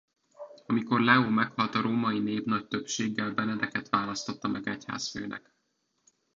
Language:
Hungarian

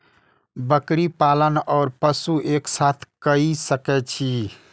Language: Maithili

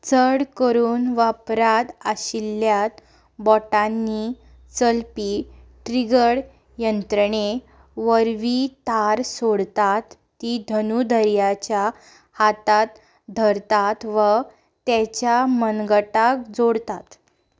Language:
Konkani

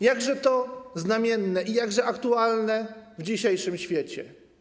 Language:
Polish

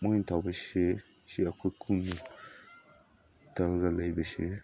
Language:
Manipuri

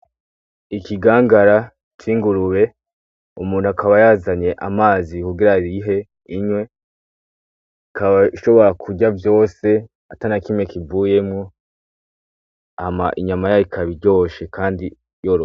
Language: Rundi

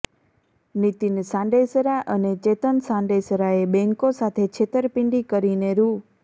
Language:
Gujarati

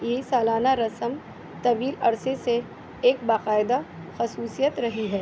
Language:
Urdu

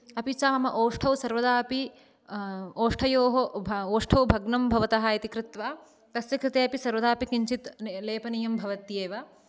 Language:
Sanskrit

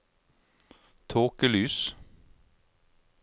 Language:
Norwegian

